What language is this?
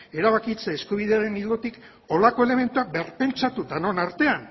Basque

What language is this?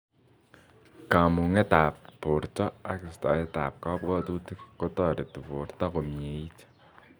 Kalenjin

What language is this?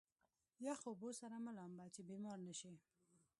Pashto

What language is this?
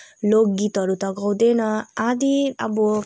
Nepali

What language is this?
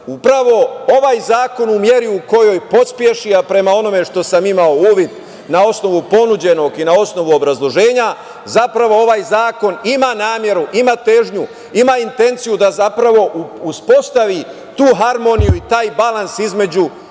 Serbian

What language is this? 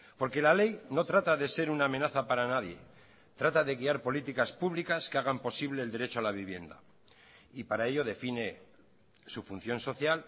Spanish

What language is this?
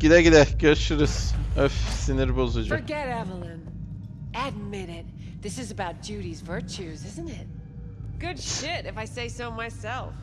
Turkish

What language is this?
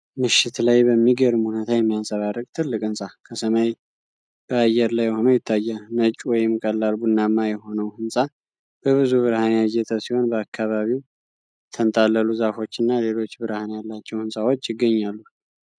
Amharic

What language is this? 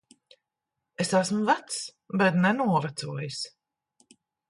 Latvian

